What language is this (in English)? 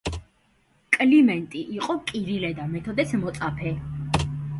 Georgian